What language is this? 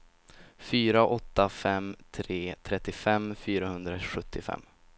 Swedish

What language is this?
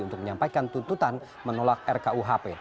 Indonesian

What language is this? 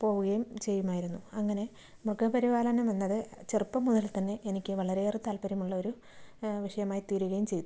Malayalam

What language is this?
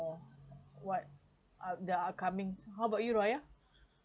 English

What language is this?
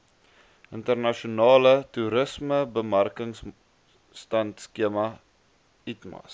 Afrikaans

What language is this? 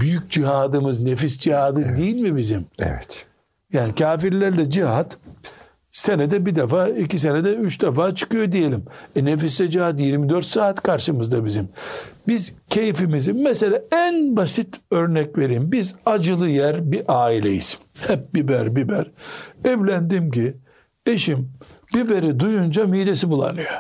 Turkish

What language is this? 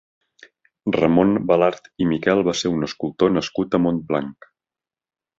Catalan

